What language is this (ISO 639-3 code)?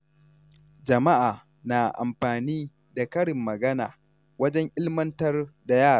hau